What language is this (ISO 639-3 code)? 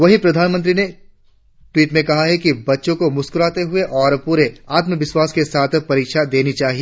hin